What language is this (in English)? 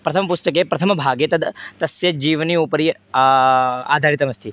Sanskrit